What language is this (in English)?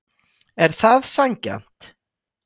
Icelandic